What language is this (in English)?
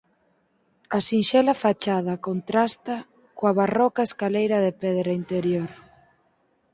Galician